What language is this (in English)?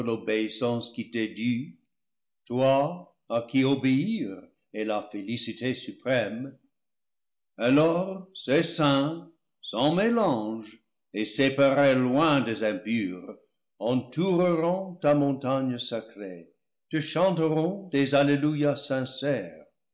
French